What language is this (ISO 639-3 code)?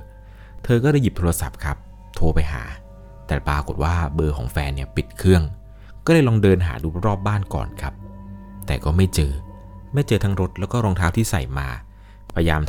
tha